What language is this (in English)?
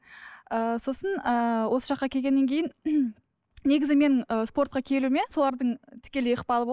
Kazakh